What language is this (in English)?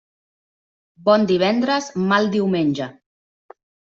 Catalan